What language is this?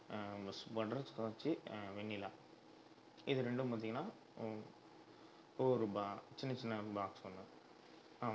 Tamil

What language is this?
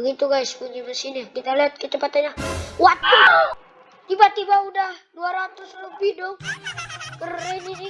Indonesian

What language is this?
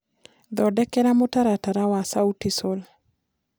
Kikuyu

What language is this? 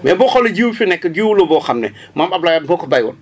Wolof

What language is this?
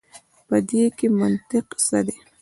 Pashto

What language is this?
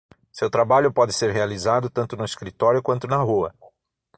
Portuguese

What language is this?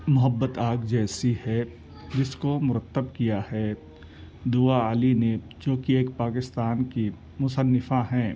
Urdu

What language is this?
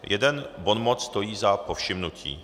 Czech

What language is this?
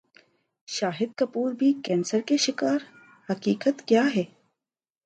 Urdu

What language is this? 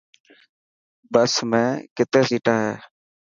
Dhatki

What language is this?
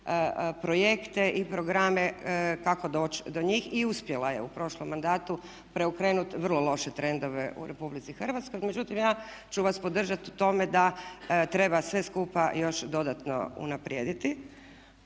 Croatian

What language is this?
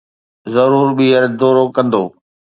Sindhi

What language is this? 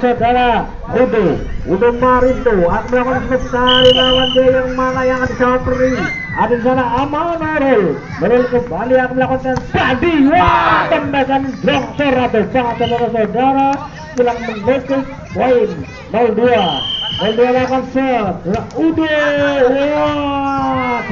Indonesian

